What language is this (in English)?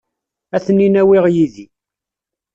Kabyle